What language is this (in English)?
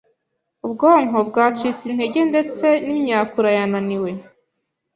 Kinyarwanda